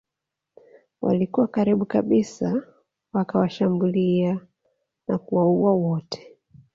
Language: Swahili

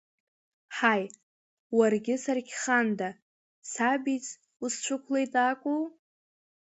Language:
Abkhazian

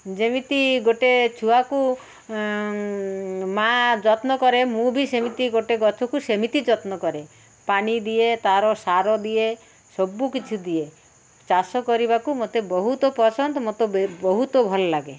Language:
Odia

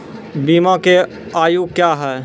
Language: Maithili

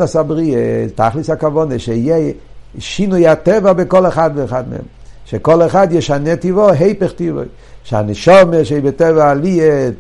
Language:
Hebrew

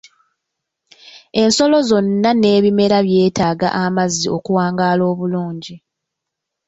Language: Ganda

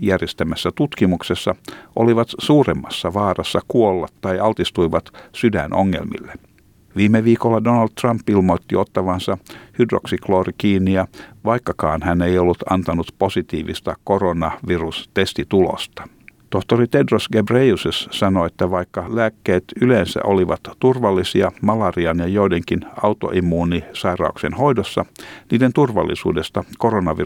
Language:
Finnish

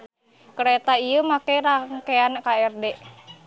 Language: Sundanese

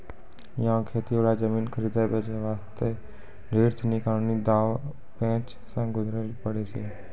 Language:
Maithili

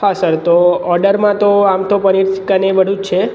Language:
Gujarati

